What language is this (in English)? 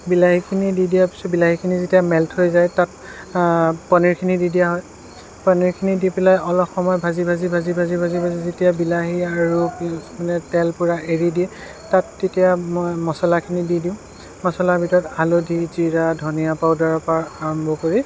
Assamese